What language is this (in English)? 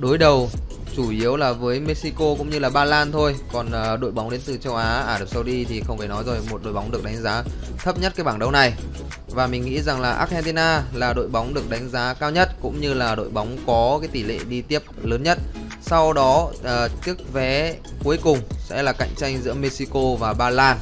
Vietnamese